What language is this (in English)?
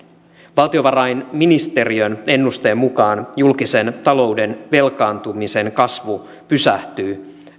Finnish